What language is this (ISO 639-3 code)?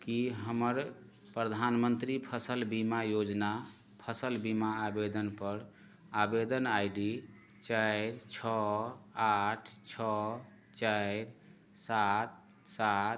mai